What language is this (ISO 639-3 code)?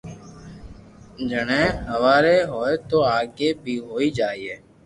lrk